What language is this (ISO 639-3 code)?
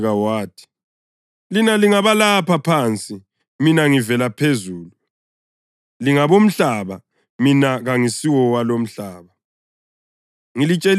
nde